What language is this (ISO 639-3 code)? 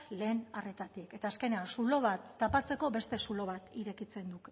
eus